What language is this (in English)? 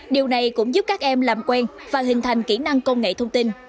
Vietnamese